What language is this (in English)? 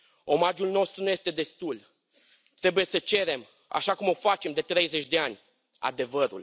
Romanian